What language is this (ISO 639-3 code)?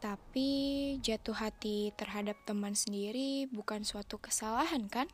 ind